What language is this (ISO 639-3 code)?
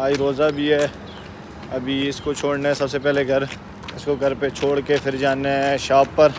hin